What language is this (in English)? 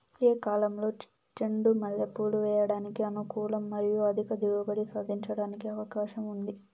Telugu